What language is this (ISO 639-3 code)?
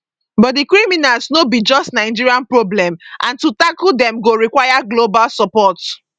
pcm